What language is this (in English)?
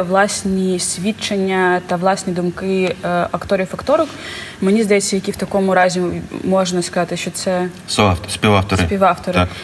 Ukrainian